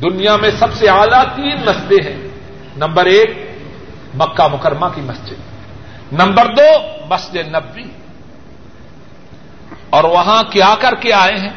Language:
Urdu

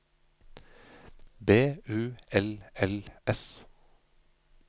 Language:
Norwegian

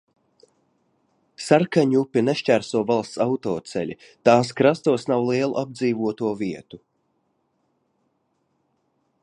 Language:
Latvian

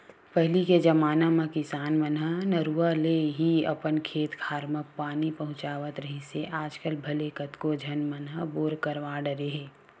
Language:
Chhattisgarhi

